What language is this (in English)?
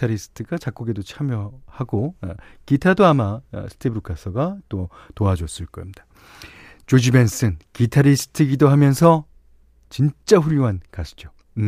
Korean